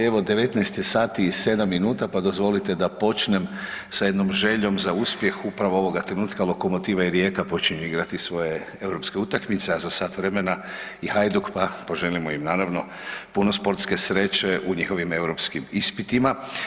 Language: Croatian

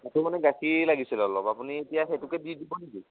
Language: Assamese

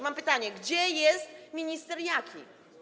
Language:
Polish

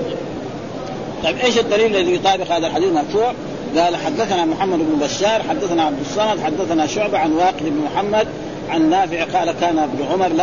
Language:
Arabic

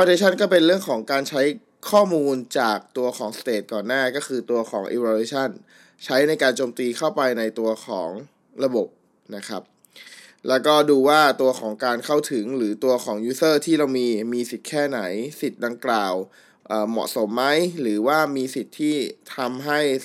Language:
Thai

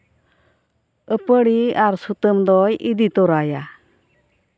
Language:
Santali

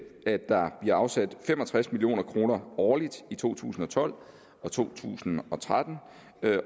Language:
Danish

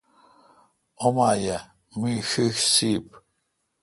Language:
Kalkoti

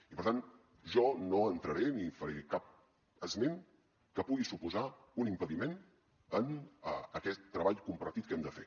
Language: Catalan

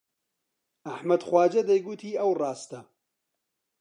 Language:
Central Kurdish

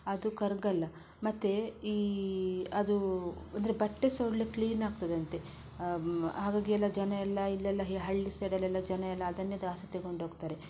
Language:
Kannada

